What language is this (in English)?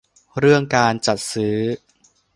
Thai